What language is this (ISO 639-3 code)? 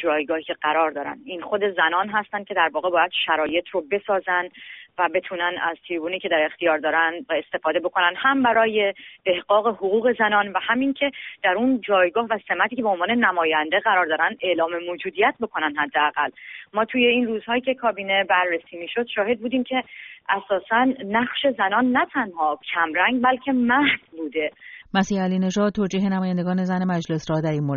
fas